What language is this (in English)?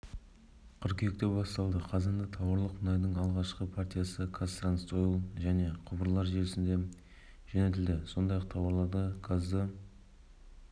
Kazakh